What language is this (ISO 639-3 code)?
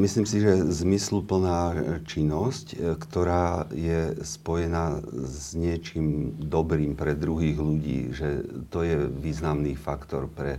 slk